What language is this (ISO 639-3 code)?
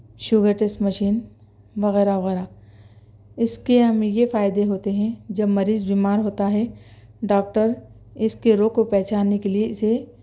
urd